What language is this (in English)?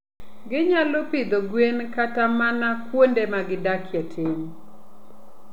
Luo (Kenya and Tanzania)